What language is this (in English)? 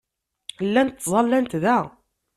Kabyle